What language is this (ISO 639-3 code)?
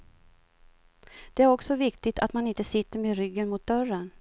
swe